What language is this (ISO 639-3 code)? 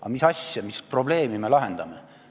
est